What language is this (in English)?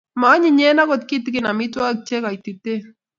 Kalenjin